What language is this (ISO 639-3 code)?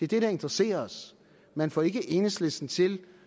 dan